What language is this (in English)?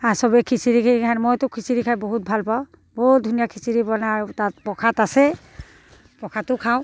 Assamese